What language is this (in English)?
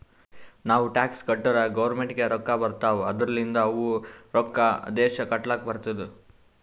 Kannada